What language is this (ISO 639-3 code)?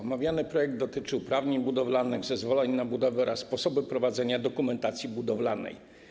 pol